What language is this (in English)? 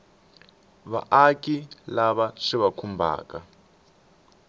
Tsonga